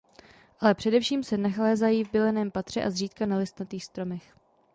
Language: Czech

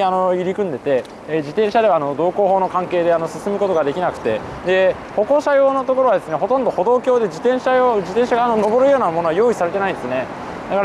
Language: Japanese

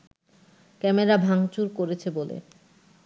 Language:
Bangla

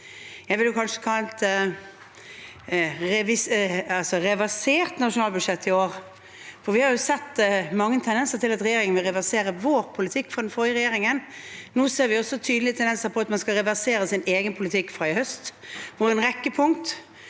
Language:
Norwegian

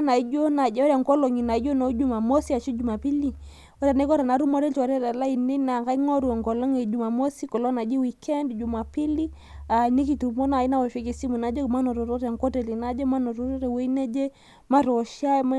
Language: Masai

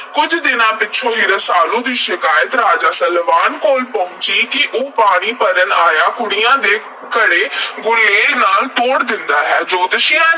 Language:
Punjabi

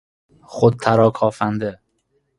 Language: Persian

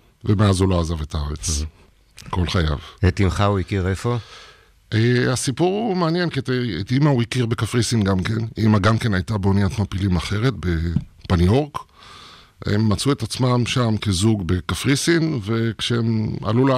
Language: Hebrew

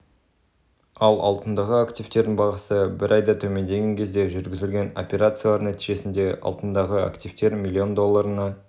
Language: Kazakh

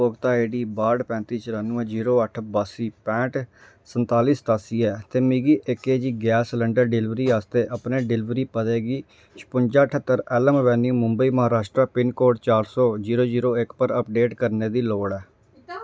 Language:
Dogri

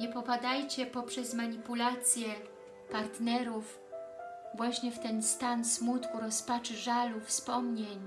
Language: Polish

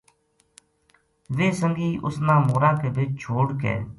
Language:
Gujari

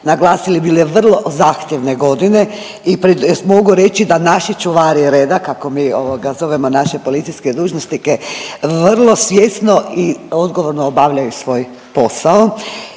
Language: Croatian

